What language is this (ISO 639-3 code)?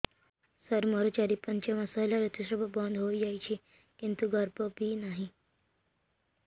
ori